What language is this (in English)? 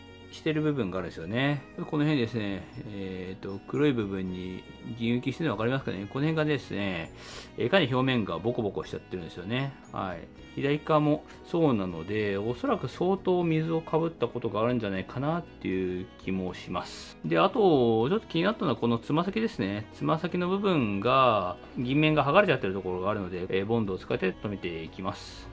Japanese